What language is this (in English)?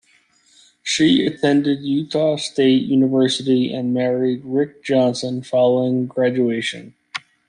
English